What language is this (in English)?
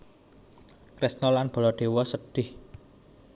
Javanese